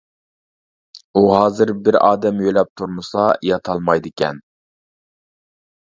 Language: Uyghur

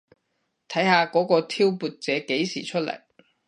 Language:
Cantonese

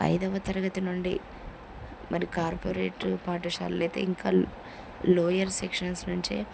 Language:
Telugu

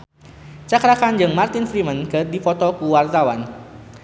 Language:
Sundanese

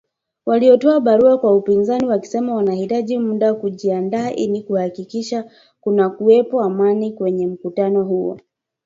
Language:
Swahili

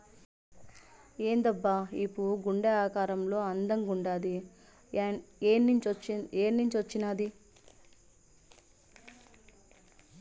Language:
Telugu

